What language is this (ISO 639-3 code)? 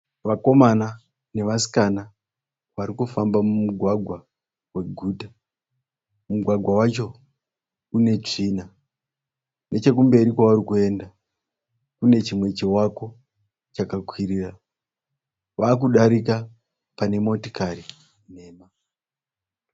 sna